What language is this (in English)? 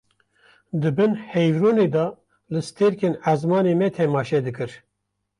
Kurdish